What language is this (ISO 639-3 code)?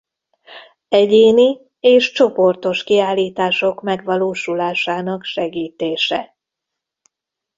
hun